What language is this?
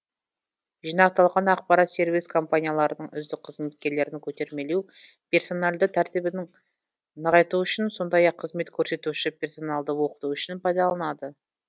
Kazakh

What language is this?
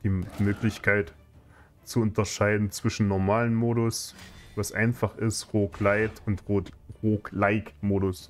German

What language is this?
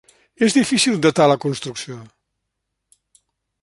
Catalan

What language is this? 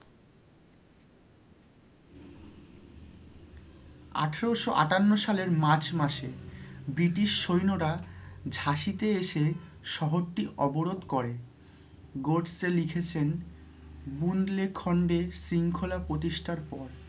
Bangla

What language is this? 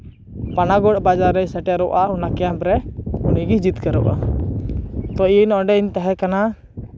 Santali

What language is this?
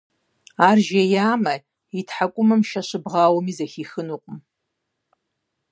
Kabardian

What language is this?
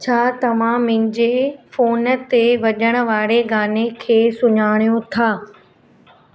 Sindhi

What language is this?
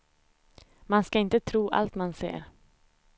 Swedish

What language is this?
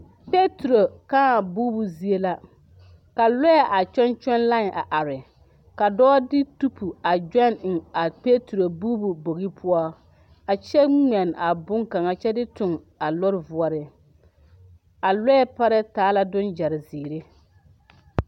Southern Dagaare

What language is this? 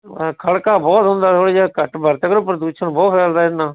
Punjabi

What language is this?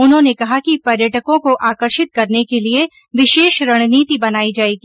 Hindi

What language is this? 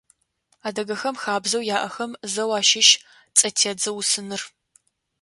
Adyghe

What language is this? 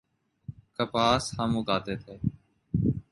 Urdu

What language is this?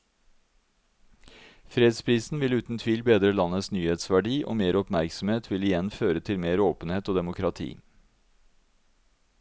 Norwegian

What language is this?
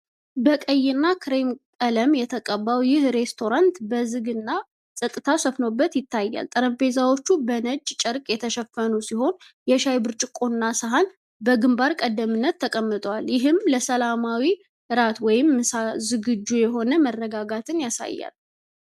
Amharic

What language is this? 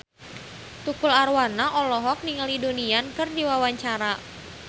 Sundanese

